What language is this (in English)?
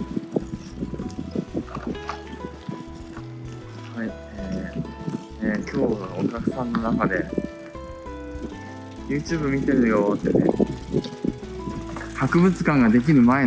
Japanese